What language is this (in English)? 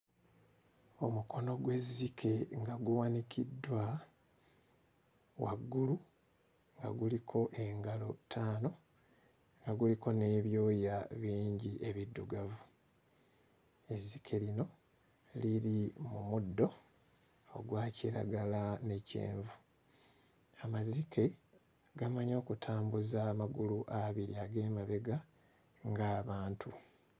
Ganda